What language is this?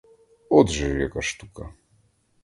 Ukrainian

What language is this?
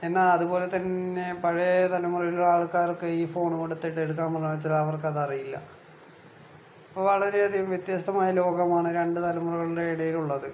Malayalam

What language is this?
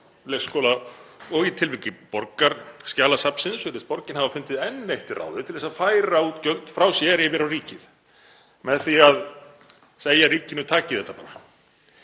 Icelandic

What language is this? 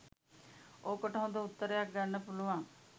Sinhala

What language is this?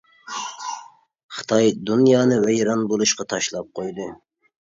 Uyghur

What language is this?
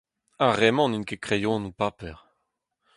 Breton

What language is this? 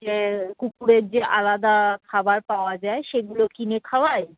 Bangla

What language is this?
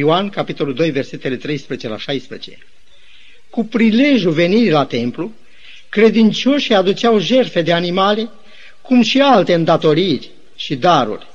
Romanian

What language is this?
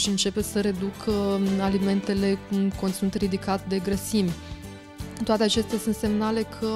Romanian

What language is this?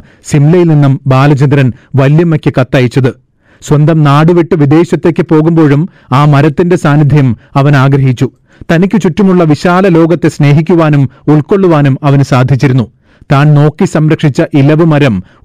Malayalam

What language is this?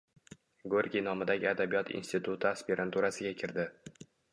Uzbek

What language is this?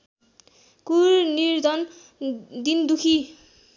Nepali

